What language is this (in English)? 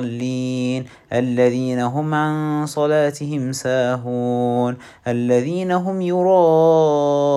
Arabic